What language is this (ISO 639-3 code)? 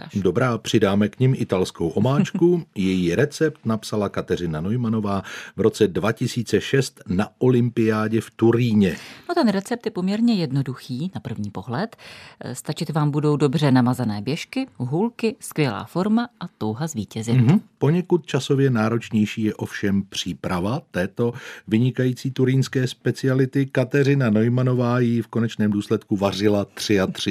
ces